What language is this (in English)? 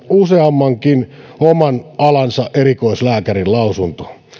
Finnish